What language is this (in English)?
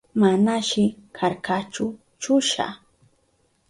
Southern Pastaza Quechua